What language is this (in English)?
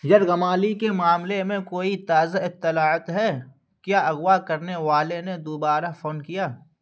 Urdu